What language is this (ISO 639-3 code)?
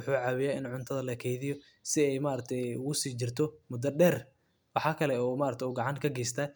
som